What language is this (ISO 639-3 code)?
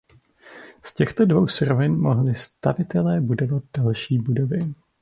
ces